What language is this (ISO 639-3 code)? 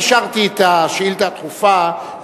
heb